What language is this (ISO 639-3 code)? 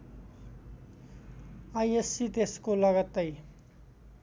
nep